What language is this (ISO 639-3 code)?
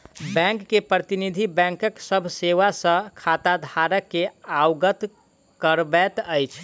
mai